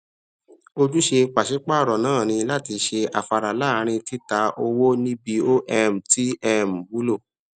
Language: Yoruba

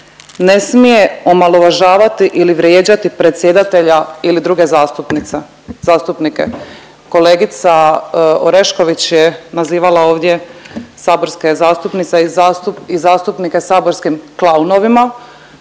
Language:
Croatian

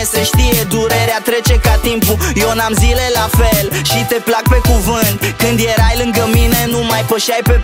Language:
Romanian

